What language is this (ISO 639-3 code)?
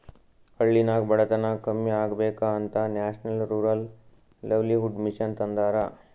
kan